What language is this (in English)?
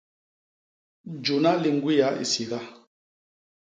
Basaa